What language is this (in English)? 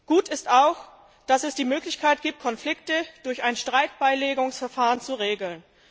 German